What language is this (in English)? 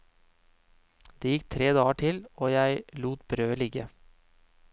Norwegian